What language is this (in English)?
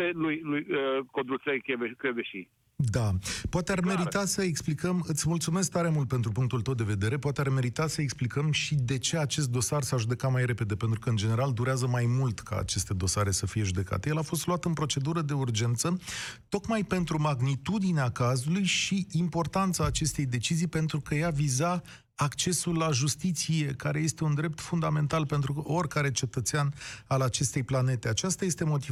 Romanian